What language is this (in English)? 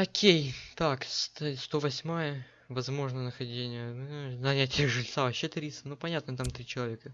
Russian